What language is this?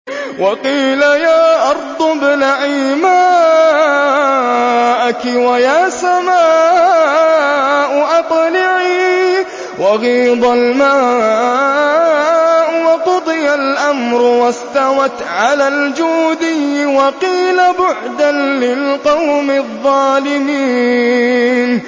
Arabic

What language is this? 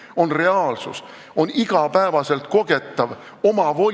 Estonian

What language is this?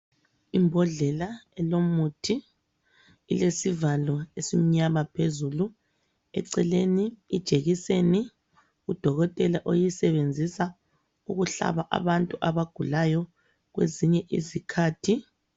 North Ndebele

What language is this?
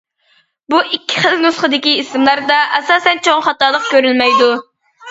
Uyghur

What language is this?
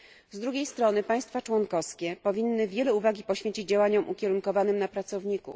Polish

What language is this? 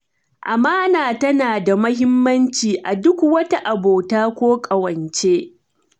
Hausa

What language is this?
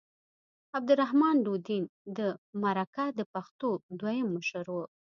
Pashto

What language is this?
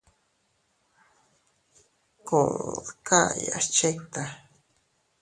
Teutila Cuicatec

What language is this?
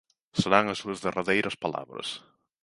Galician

